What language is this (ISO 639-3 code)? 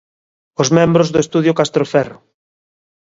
glg